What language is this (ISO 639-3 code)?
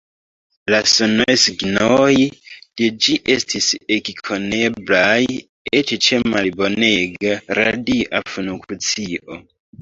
epo